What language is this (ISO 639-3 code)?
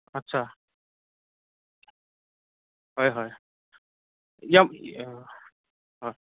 asm